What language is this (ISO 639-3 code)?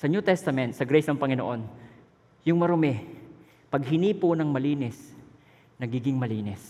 fil